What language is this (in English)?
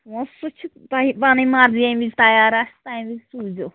Kashmiri